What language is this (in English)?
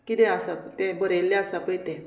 Konkani